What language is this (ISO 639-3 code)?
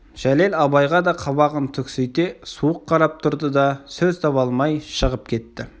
kaz